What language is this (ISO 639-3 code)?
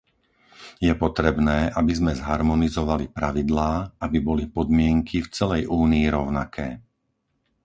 slk